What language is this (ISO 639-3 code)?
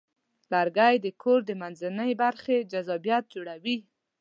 pus